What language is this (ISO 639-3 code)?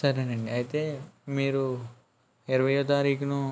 tel